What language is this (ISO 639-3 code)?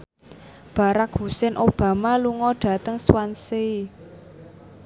jav